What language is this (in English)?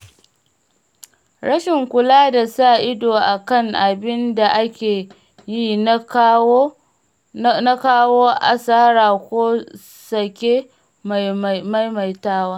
Hausa